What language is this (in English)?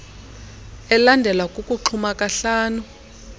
Xhosa